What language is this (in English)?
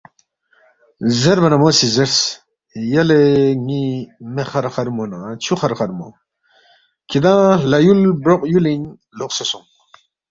Balti